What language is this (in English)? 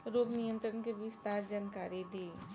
Bhojpuri